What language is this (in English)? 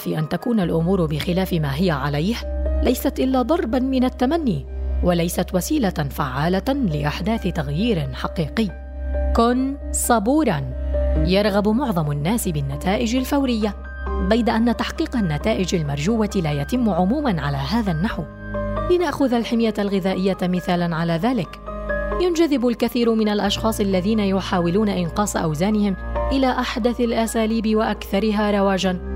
Arabic